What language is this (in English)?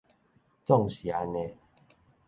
Min Nan Chinese